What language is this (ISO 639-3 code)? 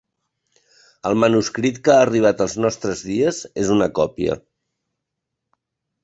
cat